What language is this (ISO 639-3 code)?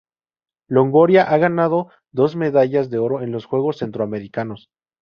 spa